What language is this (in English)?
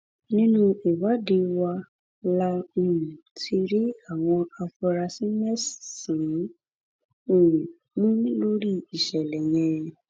Yoruba